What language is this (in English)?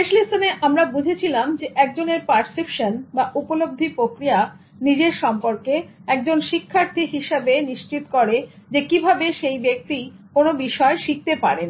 Bangla